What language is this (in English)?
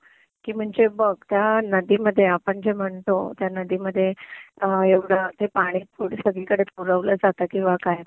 Marathi